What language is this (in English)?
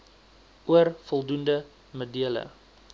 Afrikaans